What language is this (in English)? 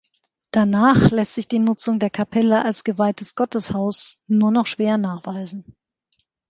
German